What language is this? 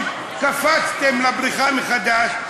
Hebrew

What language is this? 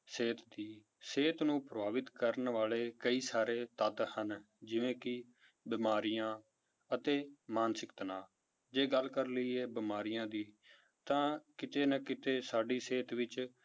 Punjabi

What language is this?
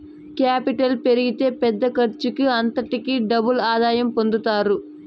Telugu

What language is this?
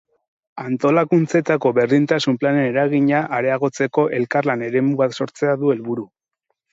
Basque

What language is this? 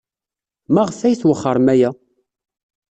Kabyle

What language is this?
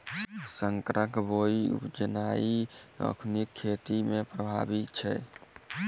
Maithili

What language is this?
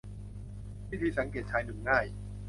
Thai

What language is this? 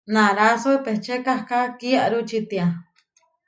Huarijio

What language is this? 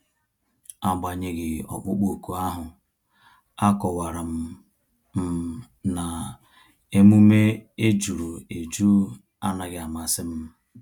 Igbo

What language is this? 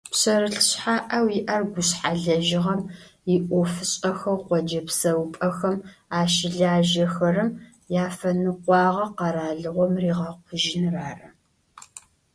Adyghe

